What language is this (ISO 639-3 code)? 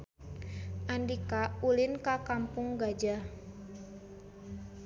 sun